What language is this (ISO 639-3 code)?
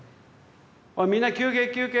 jpn